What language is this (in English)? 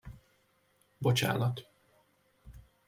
Hungarian